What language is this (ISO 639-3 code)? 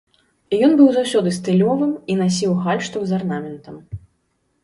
bel